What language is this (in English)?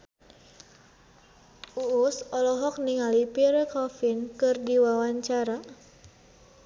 Sundanese